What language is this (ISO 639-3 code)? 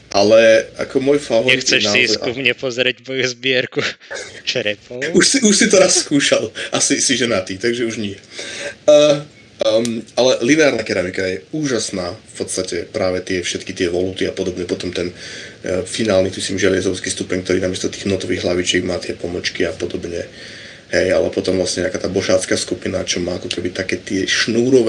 slk